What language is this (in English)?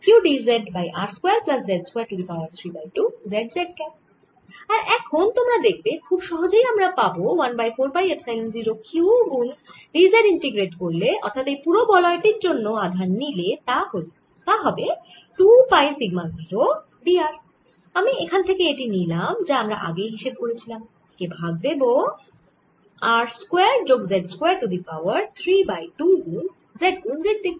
Bangla